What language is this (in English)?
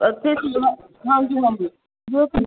Punjabi